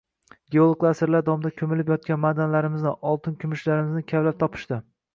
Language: Uzbek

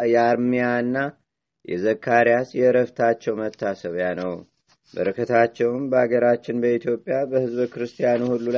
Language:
Amharic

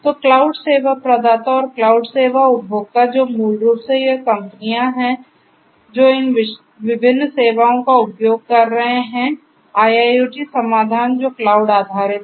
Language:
Hindi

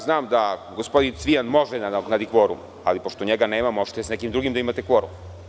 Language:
Serbian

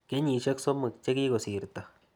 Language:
Kalenjin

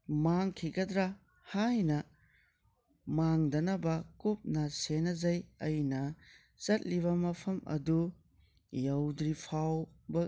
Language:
Manipuri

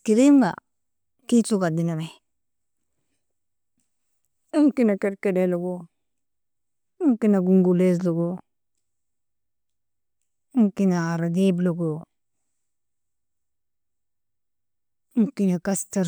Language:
Nobiin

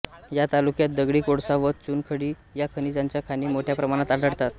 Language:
Marathi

